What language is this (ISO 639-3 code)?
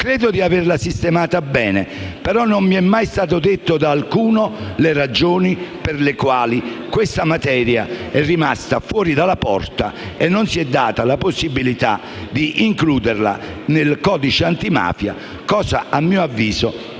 ita